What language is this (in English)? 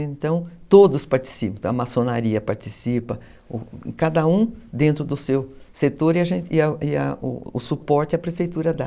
Portuguese